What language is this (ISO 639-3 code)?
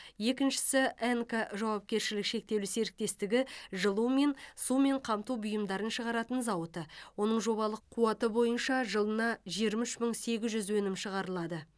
kaz